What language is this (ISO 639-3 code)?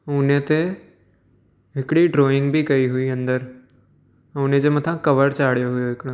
snd